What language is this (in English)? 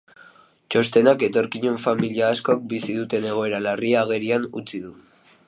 Basque